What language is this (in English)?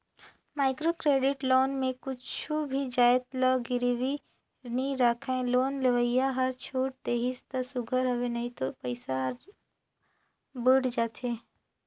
Chhattisgarhi